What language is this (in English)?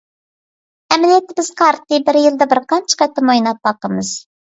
Uyghur